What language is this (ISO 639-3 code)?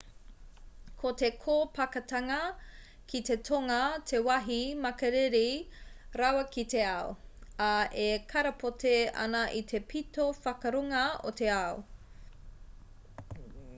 mri